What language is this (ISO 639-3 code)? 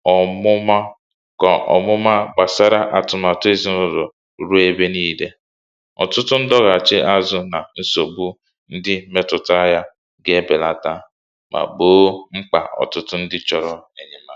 ibo